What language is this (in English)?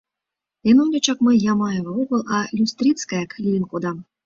Mari